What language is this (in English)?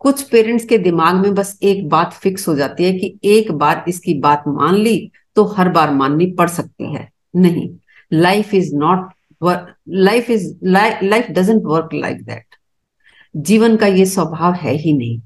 Hindi